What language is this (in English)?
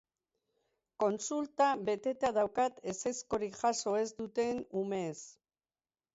Basque